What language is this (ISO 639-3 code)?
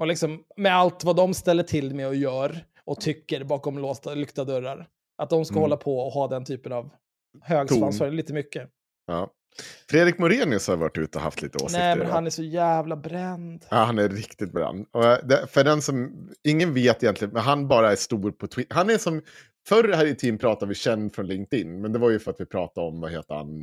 swe